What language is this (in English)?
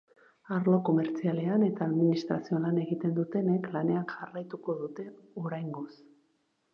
Basque